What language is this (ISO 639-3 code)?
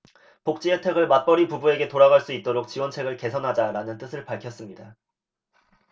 kor